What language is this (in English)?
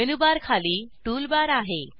Marathi